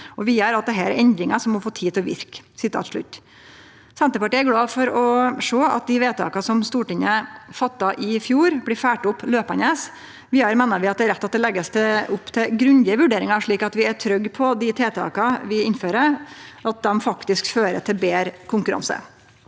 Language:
Norwegian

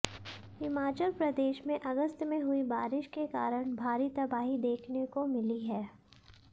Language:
Hindi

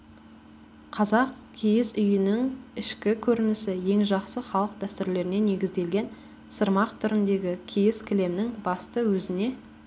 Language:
Kazakh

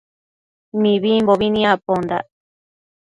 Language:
Matsés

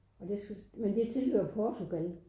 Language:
Danish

